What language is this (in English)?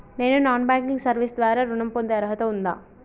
Telugu